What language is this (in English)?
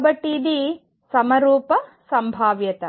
Telugu